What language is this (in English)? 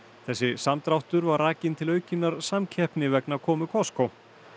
Icelandic